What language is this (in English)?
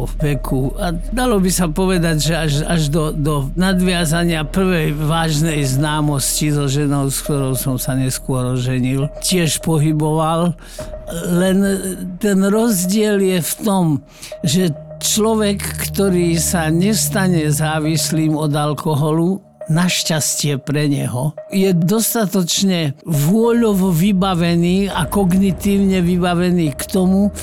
Slovak